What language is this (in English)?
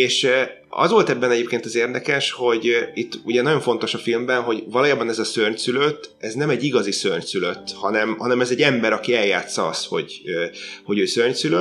Hungarian